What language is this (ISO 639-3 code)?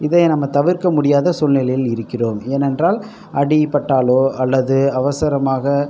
tam